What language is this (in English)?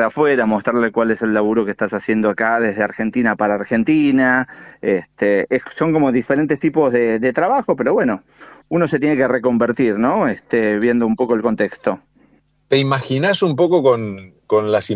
Spanish